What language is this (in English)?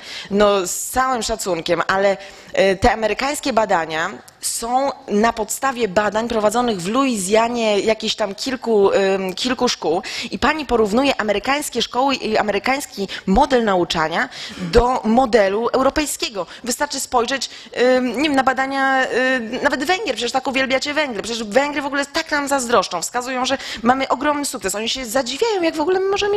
Polish